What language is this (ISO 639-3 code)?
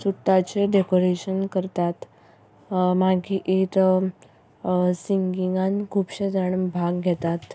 kok